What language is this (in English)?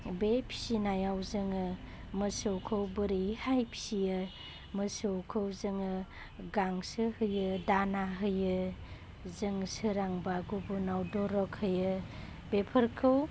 Bodo